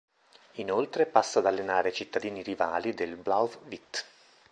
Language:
Italian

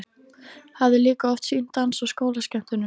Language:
Icelandic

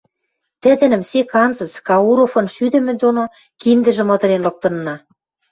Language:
Western Mari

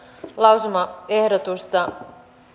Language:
Finnish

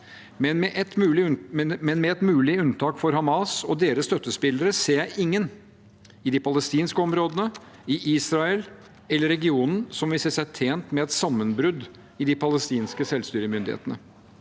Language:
Norwegian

